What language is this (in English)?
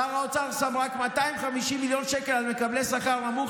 Hebrew